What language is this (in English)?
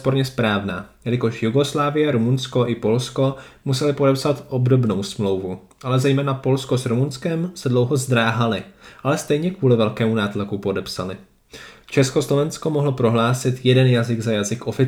Czech